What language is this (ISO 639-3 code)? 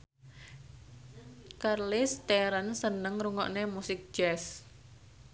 jav